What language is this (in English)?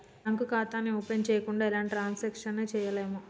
Telugu